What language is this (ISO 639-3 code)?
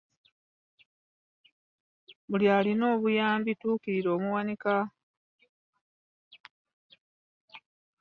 lug